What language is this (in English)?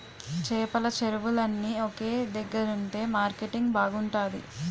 Telugu